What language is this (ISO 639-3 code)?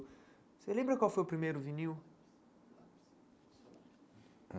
por